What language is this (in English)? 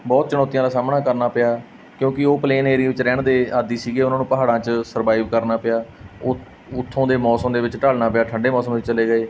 Punjabi